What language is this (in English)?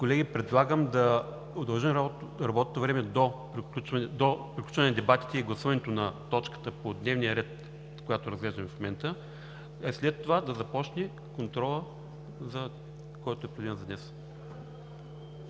Bulgarian